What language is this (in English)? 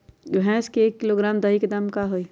Magahi